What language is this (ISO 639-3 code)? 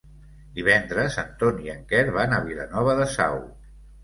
cat